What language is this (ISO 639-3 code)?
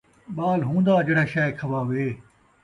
skr